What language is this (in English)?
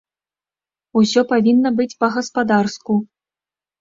Belarusian